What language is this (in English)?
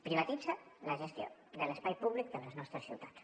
Catalan